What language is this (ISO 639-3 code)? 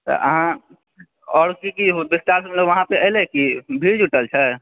mai